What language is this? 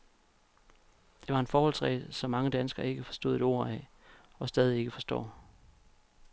Danish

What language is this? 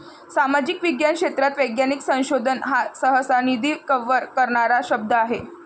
Marathi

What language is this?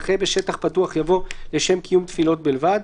Hebrew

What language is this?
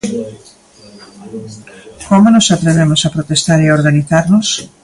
Galician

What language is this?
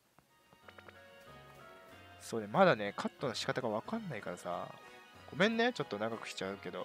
Japanese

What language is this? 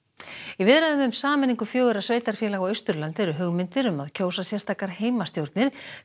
Icelandic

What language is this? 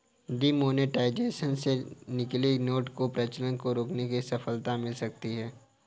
Hindi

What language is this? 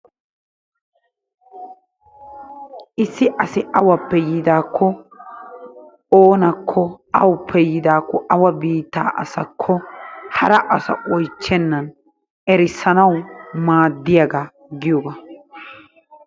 Wolaytta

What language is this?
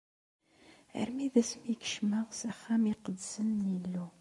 Kabyle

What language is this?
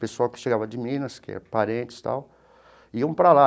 Portuguese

